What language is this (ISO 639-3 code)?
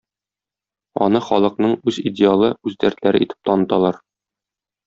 tat